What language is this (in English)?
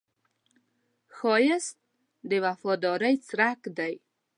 Pashto